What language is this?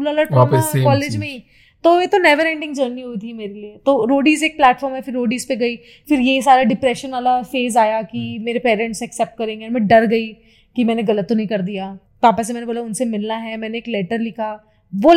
Hindi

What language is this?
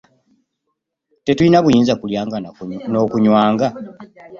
Ganda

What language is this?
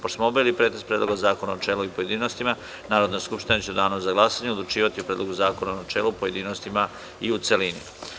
Serbian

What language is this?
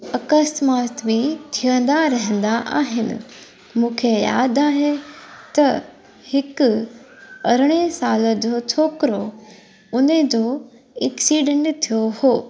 Sindhi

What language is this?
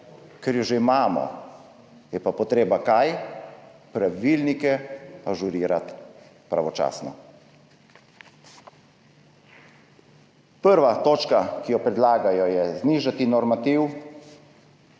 Slovenian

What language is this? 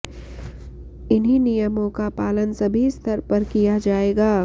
Sanskrit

